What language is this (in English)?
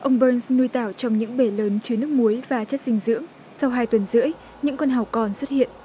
Vietnamese